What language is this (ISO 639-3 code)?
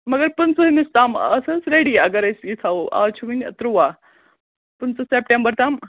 kas